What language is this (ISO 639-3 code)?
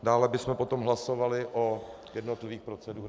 ces